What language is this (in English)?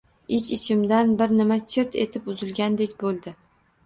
Uzbek